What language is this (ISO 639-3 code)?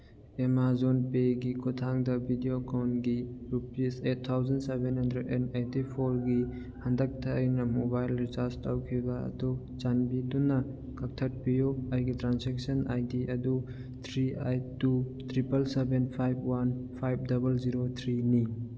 mni